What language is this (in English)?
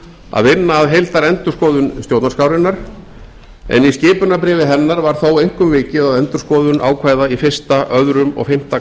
Icelandic